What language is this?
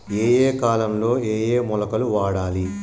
Telugu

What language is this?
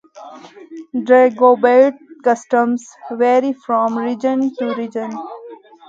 English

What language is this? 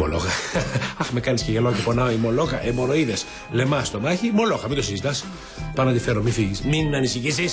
Greek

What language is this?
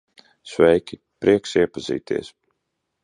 Latvian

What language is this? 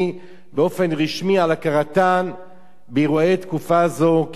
Hebrew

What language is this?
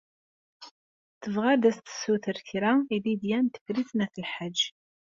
Kabyle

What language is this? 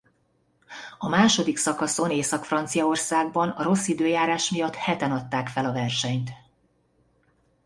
Hungarian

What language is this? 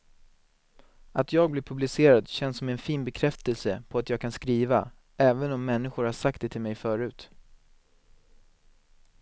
Swedish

